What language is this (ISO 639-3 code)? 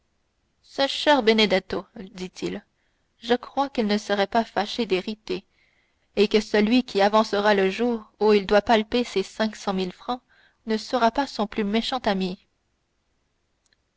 fra